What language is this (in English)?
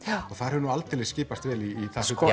Icelandic